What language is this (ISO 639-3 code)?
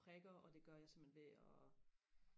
dan